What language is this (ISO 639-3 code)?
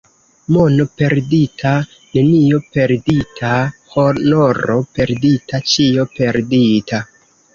epo